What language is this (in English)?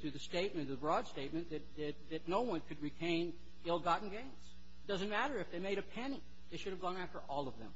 English